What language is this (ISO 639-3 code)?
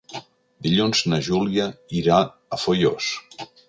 cat